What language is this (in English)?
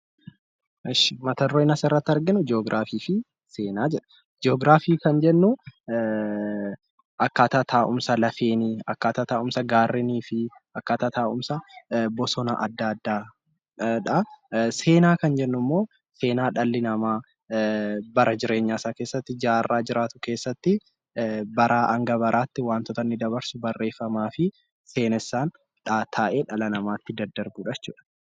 Oromo